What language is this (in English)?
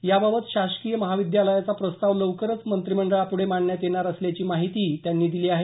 Marathi